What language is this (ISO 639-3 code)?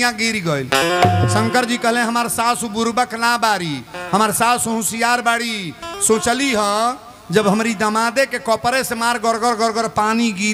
hin